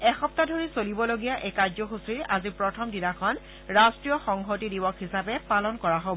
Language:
Assamese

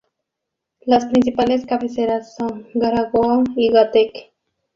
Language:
Spanish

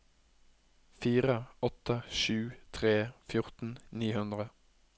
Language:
Norwegian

